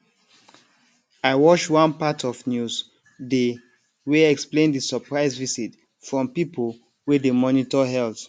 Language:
Nigerian Pidgin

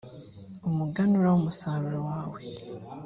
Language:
Kinyarwanda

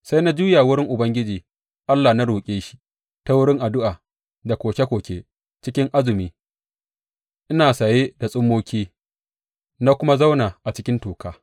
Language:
Hausa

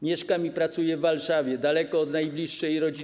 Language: Polish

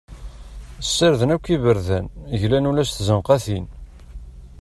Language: Kabyle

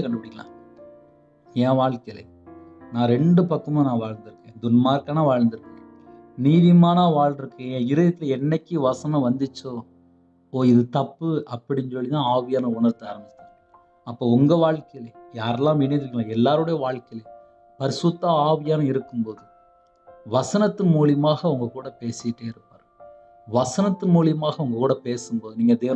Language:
Tamil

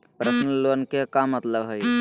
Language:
Magahi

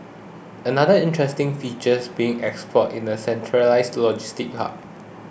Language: English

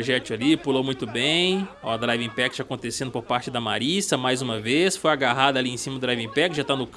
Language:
Portuguese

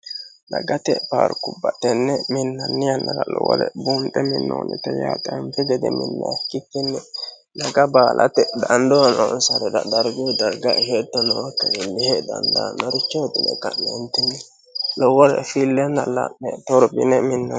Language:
Sidamo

